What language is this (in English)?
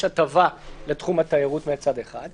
Hebrew